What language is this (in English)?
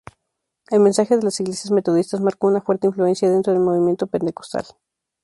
Spanish